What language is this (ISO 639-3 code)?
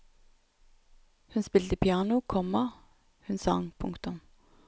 nor